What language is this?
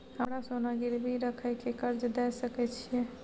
Maithili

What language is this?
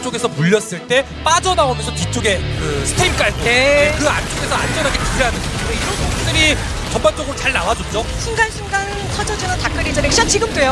Korean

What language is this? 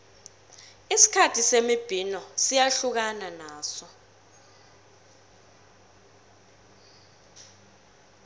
South Ndebele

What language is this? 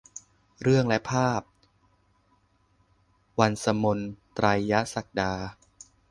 Thai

